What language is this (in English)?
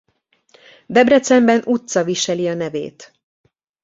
Hungarian